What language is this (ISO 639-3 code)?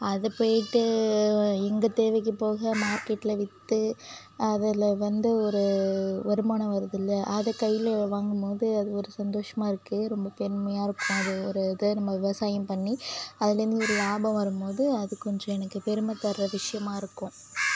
tam